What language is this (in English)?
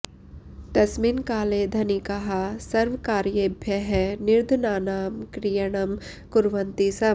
Sanskrit